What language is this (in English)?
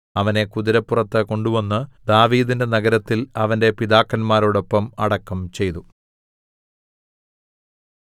Malayalam